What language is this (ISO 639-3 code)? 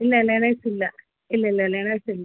mal